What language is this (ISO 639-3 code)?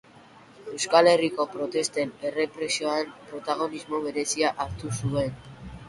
eus